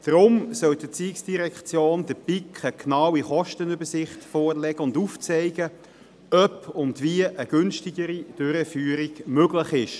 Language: Swiss German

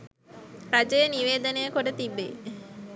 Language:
Sinhala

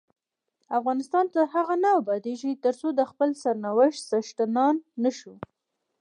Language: Pashto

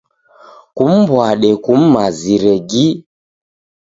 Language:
Taita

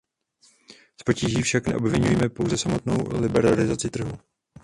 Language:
Czech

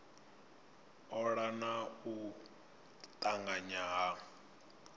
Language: Venda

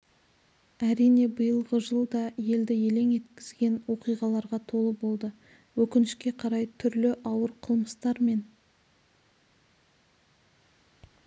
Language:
Kazakh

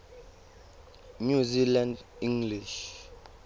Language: Tswana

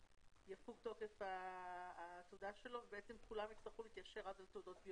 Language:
Hebrew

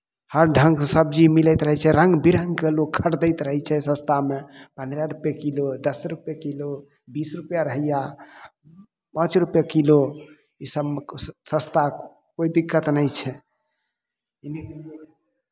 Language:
Maithili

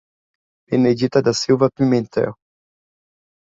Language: Portuguese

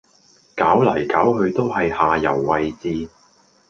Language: Cantonese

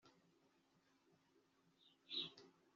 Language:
Kinyarwanda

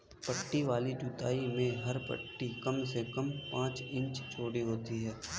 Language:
Hindi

